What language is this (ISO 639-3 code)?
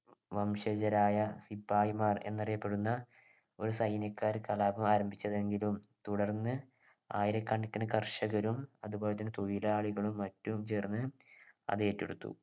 mal